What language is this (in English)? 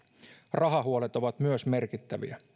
Finnish